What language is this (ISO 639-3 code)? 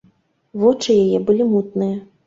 bel